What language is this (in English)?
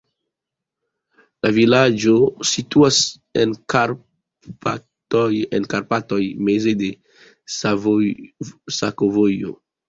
Esperanto